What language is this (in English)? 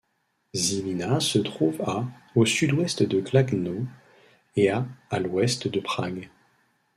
French